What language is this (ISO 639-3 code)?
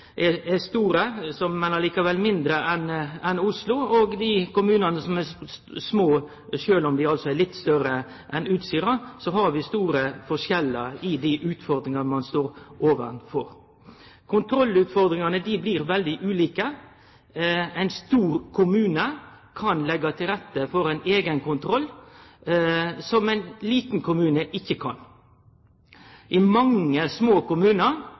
nno